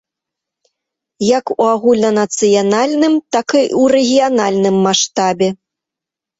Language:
Belarusian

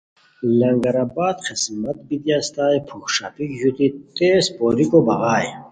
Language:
Khowar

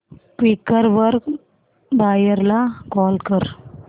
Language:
Marathi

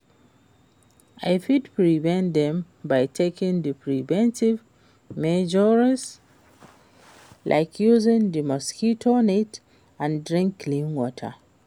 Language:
Nigerian Pidgin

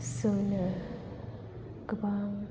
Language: Bodo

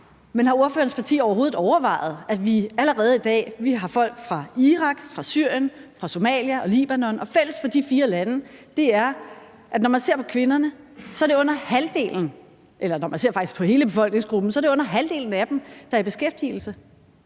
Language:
Danish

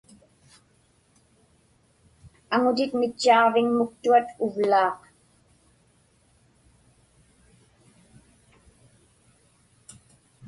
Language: Inupiaq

